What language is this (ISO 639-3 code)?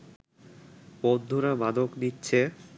ben